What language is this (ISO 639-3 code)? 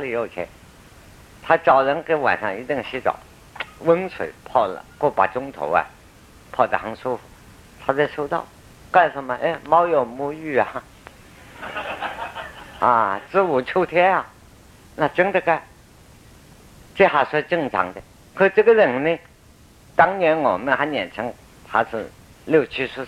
zho